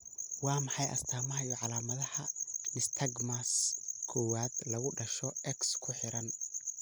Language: Somali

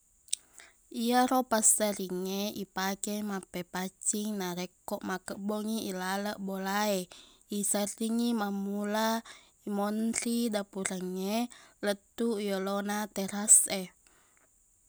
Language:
Buginese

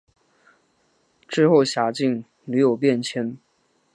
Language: Chinese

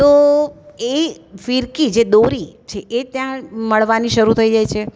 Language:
Gujarati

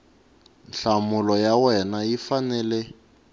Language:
Tsonga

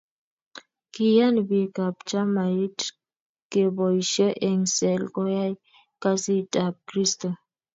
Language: Kalenjin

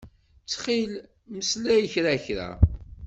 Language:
Kabyle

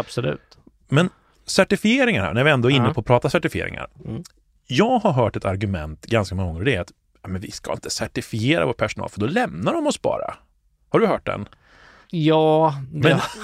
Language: Swedish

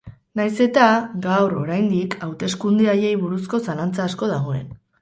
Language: Basque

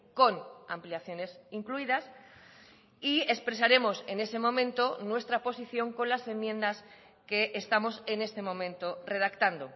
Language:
Spanish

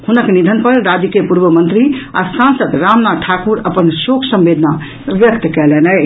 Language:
Maithili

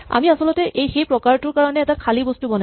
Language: Assamese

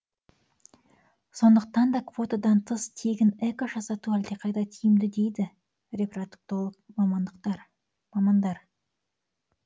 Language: Kazakh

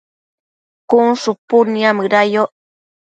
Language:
Matsés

